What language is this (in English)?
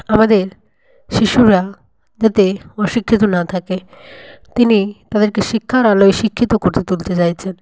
Bangla